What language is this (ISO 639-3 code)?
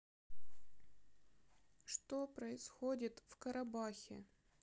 rus